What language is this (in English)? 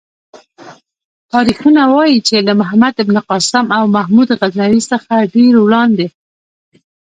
Pashto